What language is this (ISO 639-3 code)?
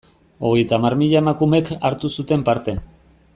eus